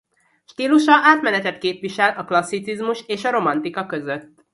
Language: Hungarian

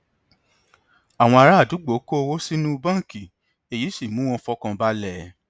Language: Yoruba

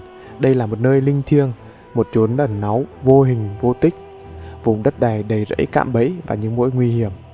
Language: Vietnamese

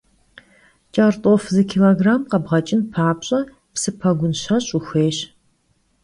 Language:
Kabardian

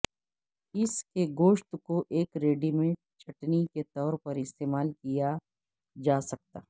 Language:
Urdu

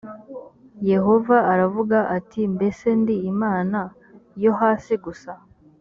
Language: Kinyarwanda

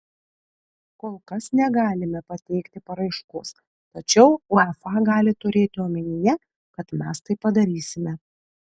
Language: Lithuanian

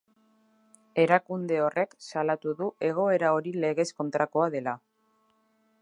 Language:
Basque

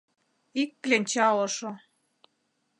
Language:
Mari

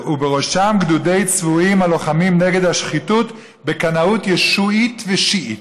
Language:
Hebrew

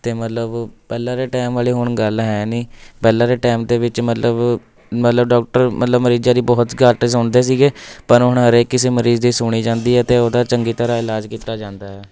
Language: Punjabi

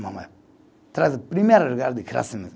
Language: Portuguese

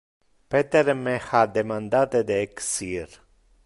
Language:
Interlingua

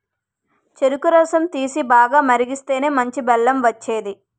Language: Telugu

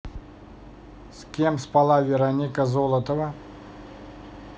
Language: Russian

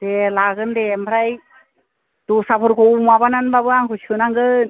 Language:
Bodo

